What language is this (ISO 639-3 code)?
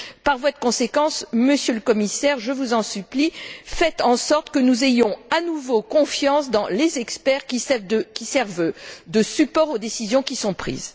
fra